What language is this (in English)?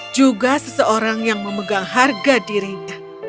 Indonesian